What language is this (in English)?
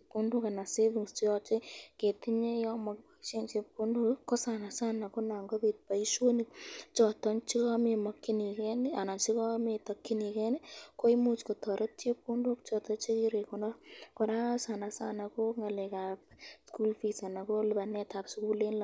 Kalenjin